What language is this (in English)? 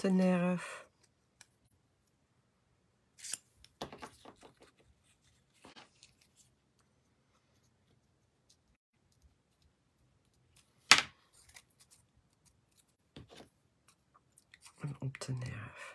Dutch